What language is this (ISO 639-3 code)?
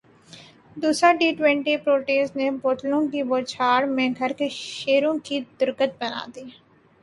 urd